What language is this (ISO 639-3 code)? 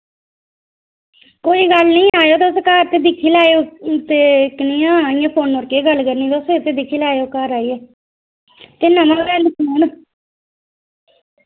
doi